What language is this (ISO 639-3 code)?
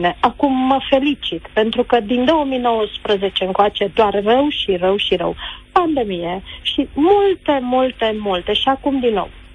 ron